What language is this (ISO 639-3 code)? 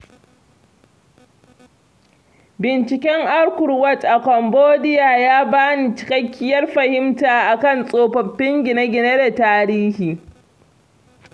hau